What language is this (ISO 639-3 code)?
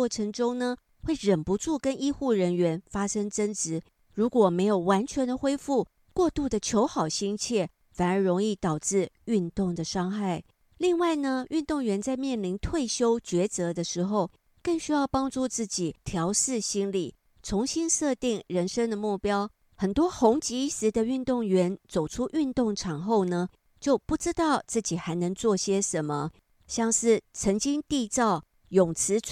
zho